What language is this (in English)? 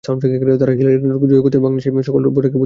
Bangla